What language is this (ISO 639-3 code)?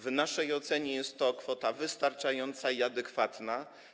pol